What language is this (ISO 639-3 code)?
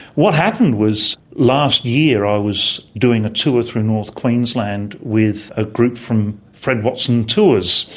eng